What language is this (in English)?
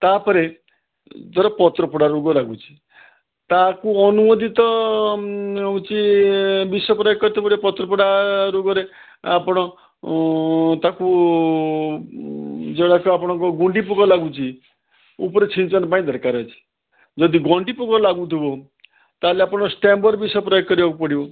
Odia